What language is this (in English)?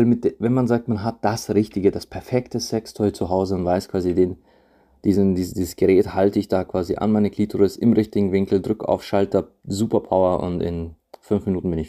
German